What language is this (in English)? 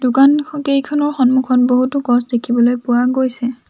Assamese